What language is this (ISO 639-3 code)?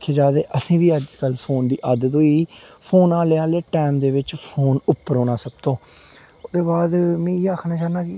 doi